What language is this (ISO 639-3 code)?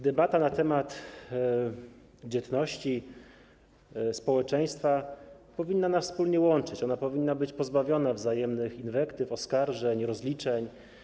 pol